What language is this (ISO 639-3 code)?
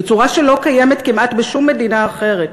heb